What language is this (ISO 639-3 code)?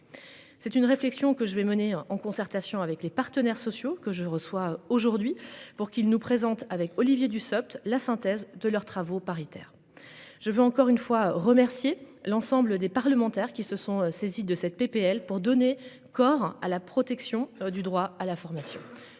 fra